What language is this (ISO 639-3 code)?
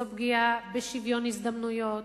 heb